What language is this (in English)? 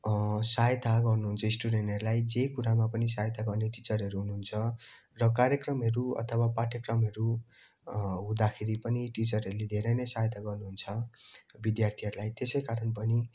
Nepali